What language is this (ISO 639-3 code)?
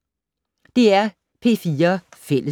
dan